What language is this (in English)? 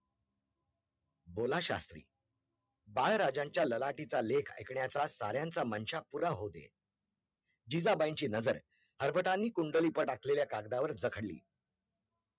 Marathi